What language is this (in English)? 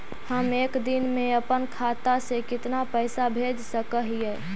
Magahi